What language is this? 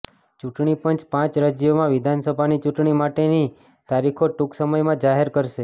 Gujarati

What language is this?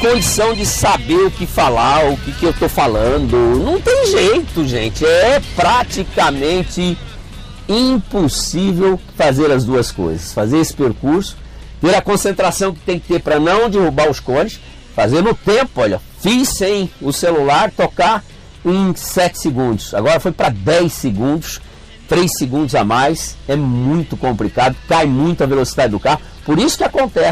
Portuguese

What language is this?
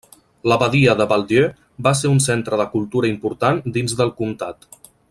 Catalan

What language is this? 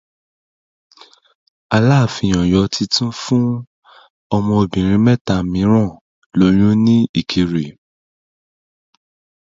Yoruba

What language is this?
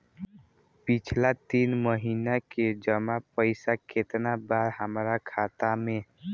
Bhojpuri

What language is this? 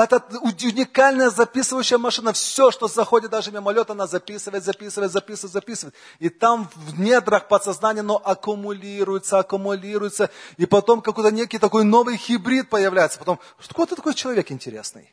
Russian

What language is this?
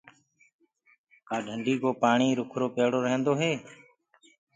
Gurgula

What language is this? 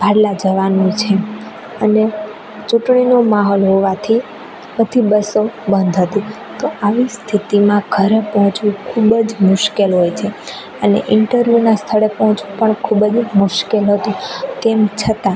Gujarati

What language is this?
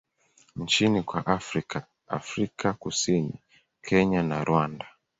Swahili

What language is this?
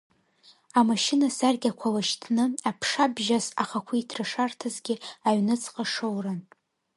Abkhazian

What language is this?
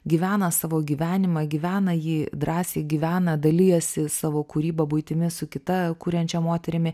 Lithuanian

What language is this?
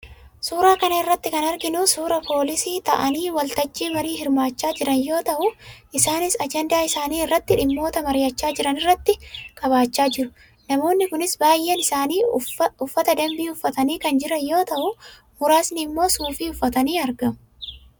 Oromo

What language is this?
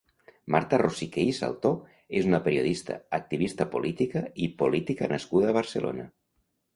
Catalan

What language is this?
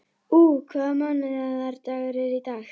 Icelandic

